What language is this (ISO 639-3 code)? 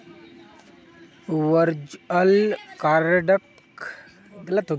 mag